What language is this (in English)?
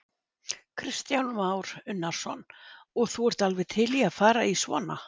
Icelandic